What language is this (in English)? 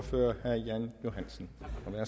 Danish